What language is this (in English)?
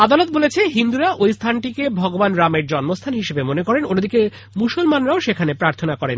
Bangla